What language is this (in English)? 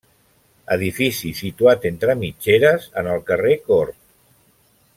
Catalan